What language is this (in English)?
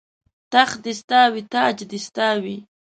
Pashto